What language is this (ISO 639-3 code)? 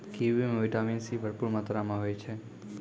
mai